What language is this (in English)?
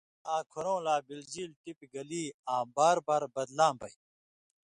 Indus Kohistani